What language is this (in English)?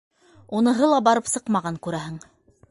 Bashkir